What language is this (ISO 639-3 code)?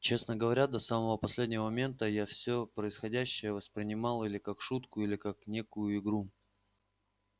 rus